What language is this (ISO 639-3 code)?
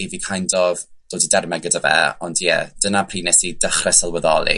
cym